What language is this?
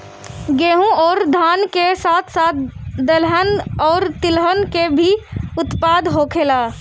Bhojpuri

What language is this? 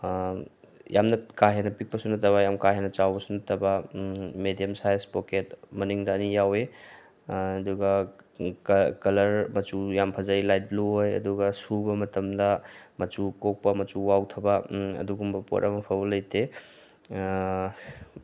Manipuri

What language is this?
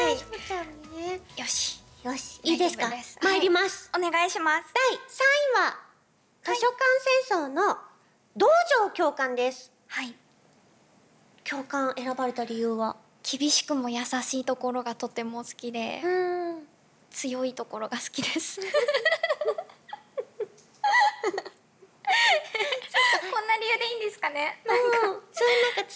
Japanese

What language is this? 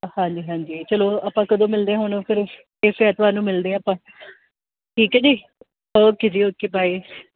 Punjabi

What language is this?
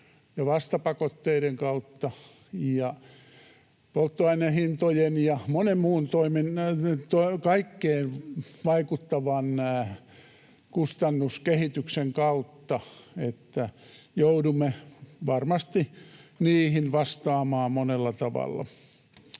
Finnish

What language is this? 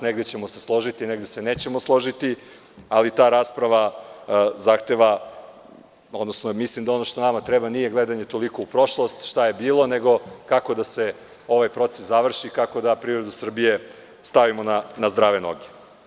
Serbian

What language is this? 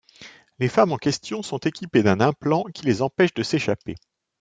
French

